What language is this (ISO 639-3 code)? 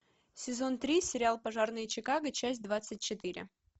rus